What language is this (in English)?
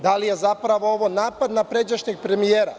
Serbian